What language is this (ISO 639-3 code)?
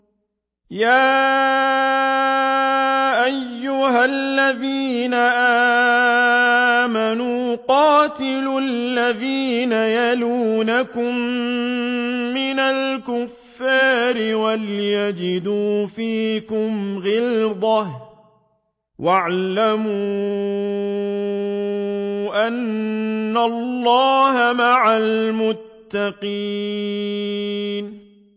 ara